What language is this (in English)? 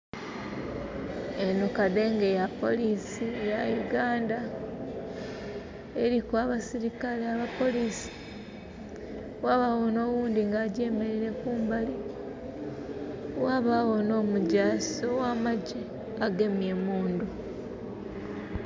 Soga